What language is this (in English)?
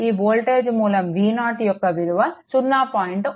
Telugu